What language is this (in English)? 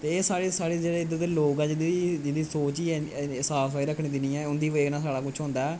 Dogri